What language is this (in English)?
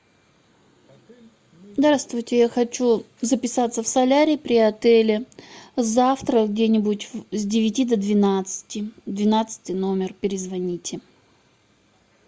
Russian